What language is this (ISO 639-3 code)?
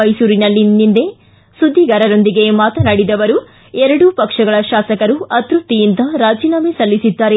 kan